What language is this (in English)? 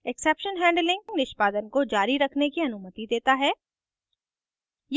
Hindi